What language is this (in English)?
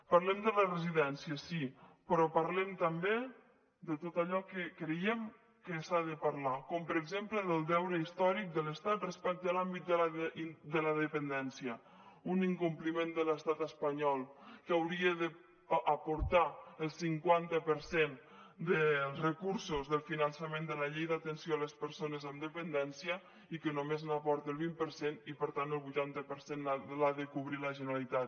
Catalan